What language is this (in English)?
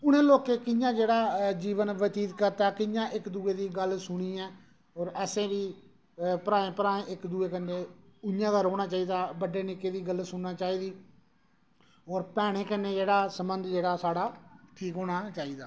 Dogri